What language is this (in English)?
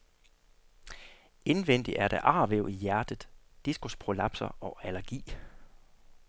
Danish